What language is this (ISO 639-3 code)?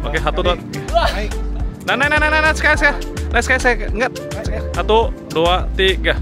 ind